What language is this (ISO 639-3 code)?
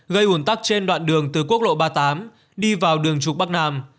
vie